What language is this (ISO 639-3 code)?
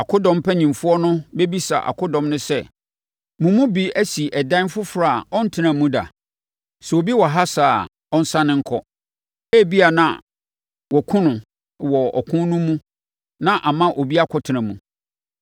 aka